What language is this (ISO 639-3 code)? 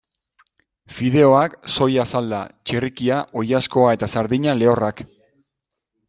eus